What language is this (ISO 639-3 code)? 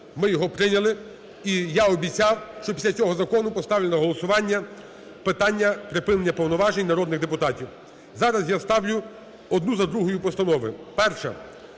ukr